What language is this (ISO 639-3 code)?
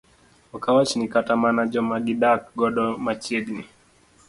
luo